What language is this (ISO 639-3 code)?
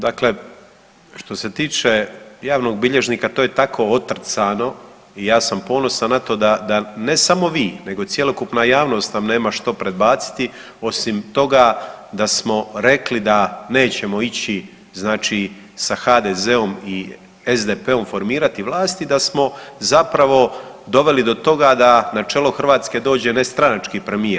hrv